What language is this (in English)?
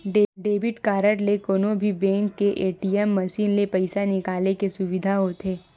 Chhattisgarhi